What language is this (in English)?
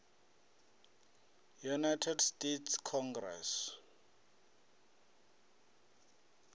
Venda